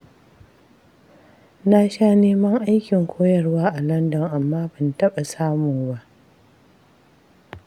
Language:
Hausa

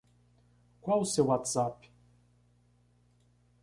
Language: Portuguese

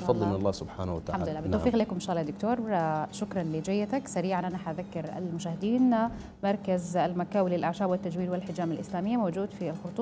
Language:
Arabic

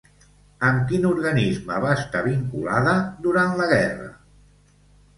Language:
Catalan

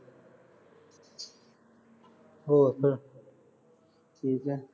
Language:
Punjabi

